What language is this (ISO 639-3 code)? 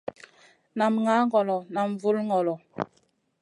mcn